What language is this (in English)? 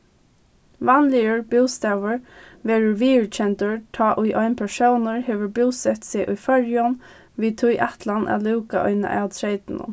Faroese